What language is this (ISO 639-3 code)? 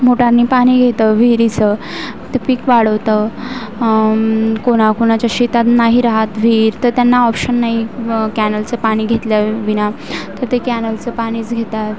mar